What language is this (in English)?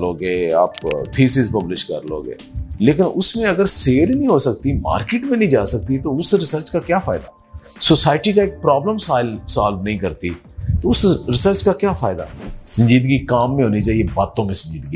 Urdu